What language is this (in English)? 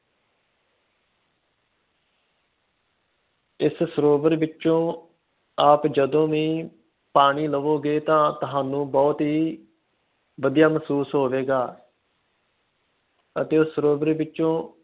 Punjabi